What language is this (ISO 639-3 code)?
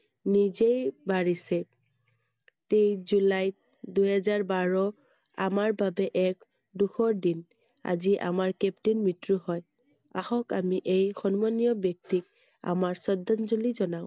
asm